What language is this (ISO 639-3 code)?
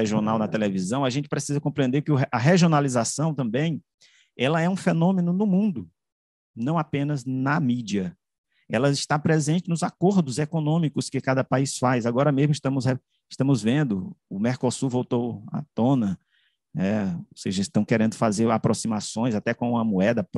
por